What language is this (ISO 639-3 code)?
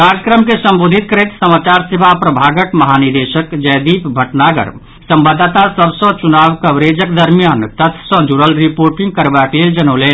mai